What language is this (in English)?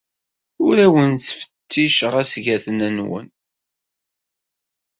Kabyle